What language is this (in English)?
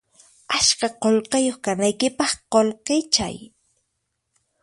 Puno Quechua